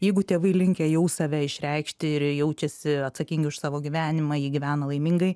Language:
Lithuanian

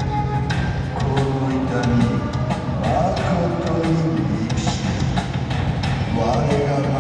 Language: Japanese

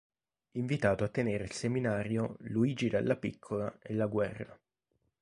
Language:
Italian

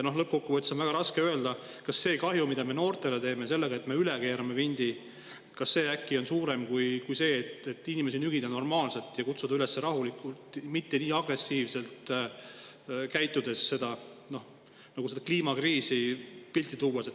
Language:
Estonian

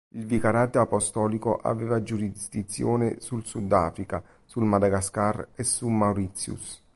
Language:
Italian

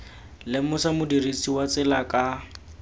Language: Tswana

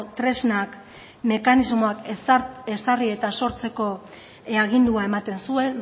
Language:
Basque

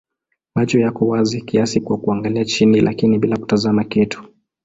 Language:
Swahili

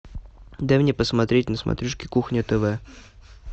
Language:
Russian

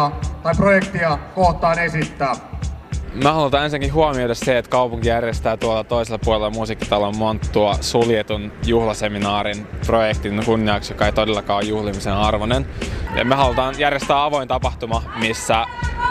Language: Finnish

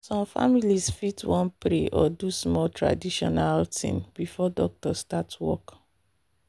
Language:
Nigerian Pidgin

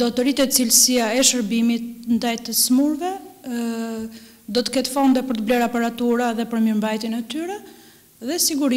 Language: Romanian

